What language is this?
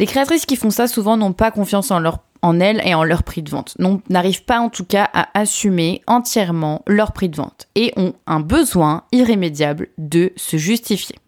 French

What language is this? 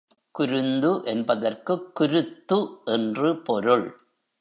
Tamil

